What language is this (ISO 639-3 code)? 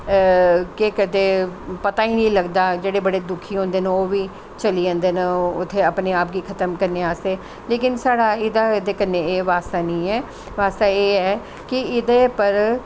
doi